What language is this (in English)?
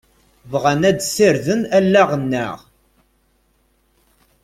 Kabyle